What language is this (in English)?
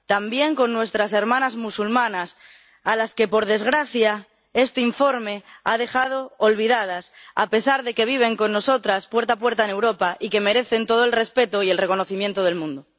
Spanish